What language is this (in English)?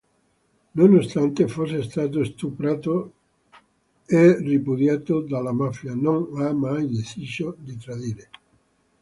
Italian